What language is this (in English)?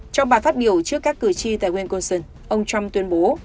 Vietnamese